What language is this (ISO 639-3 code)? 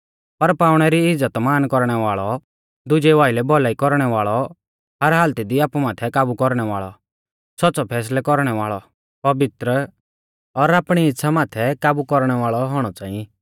bfz